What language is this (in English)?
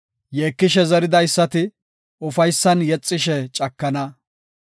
Gofa